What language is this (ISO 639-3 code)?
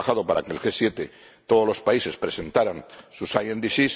spa